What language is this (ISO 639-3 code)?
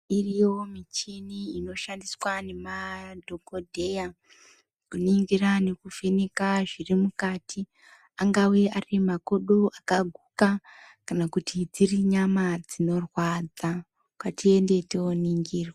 ndc